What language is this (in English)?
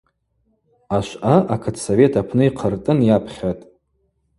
Abaza